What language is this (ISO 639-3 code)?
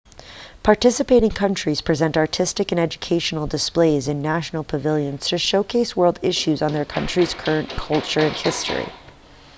eng